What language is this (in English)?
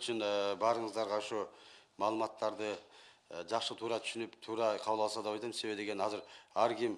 Turkish